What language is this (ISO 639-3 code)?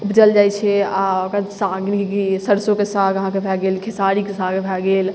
mai